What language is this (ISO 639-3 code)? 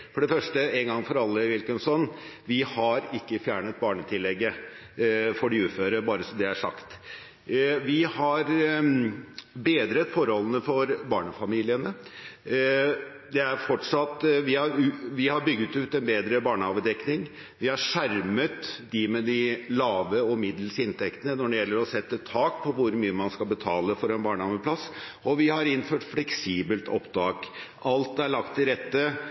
nob